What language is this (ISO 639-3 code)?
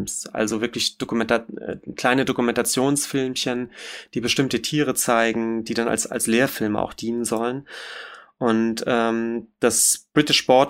deu